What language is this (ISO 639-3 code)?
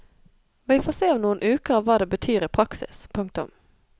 nor